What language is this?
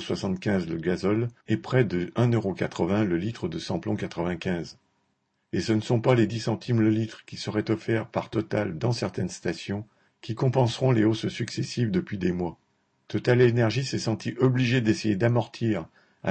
French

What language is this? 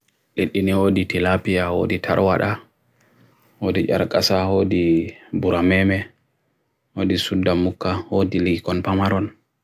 Bagirmi Fulfulde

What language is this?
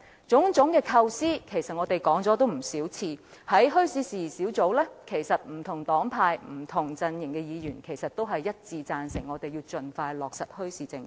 Cantonese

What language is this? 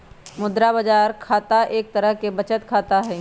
Magahi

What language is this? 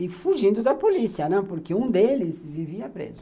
Portuguese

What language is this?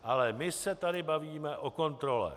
Czech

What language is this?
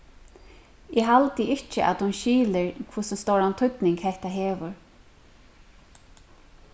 Faroese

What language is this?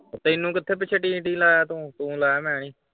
Punjabi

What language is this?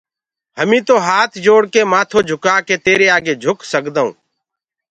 Gurgula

